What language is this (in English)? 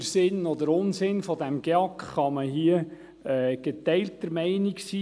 Swiss German